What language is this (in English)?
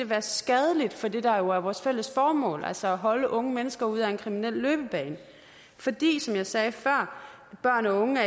Danish